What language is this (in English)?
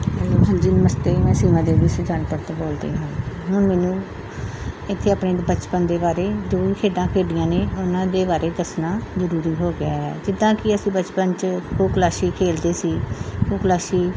Punjabi